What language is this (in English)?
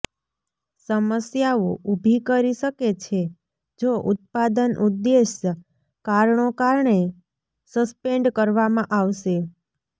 Gujarati